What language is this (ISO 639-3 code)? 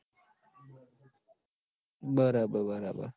guj